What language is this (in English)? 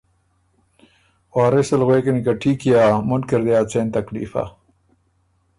Ormuri